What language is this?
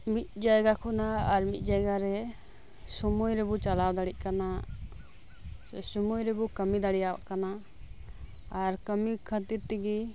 Santali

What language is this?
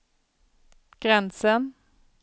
Swedish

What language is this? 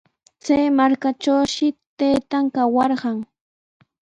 Sihuas Ancash Quechua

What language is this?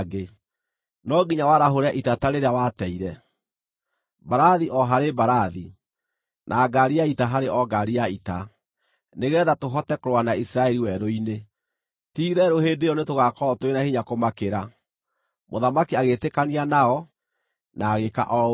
Kikuyu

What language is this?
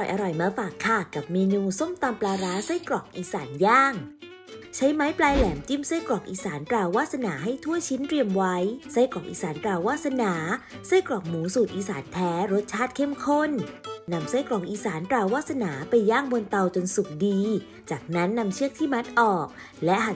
Thai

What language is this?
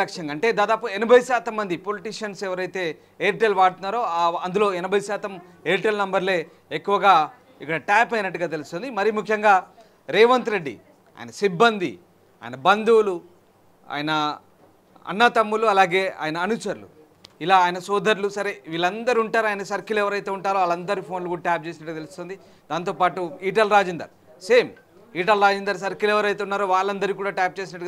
Telugu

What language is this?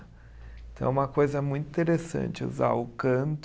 Portuguese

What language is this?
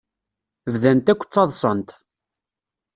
Kabyle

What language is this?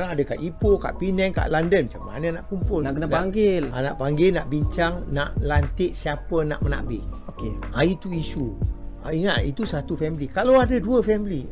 Malay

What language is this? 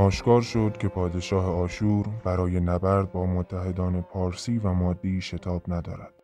Persian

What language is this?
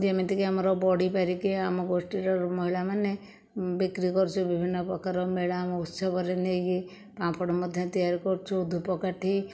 Odia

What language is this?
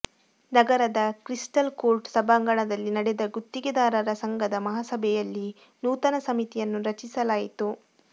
Kannada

